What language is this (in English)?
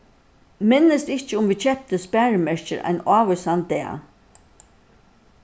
Faroese